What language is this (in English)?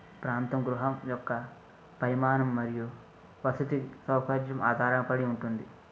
Telugu